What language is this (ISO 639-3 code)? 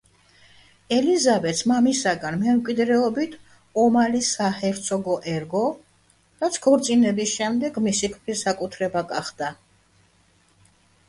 kat